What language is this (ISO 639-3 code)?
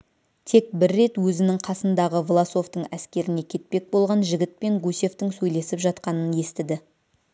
kaz